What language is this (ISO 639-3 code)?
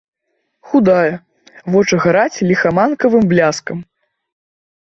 bel